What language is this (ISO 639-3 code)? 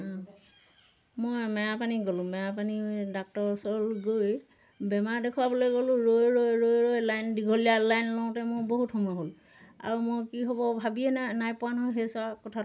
asm